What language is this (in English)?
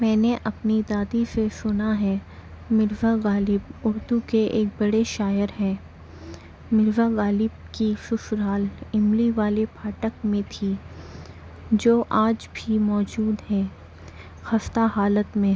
Urdu